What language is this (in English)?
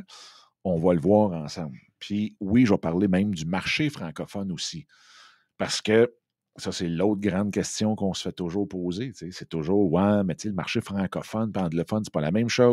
French